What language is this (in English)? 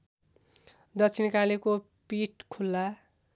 Nepali